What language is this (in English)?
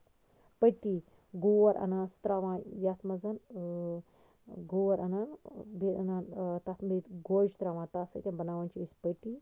Kashmiri